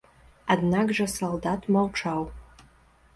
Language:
Belarusian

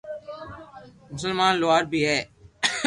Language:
Loarki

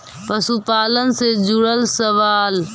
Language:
Magahi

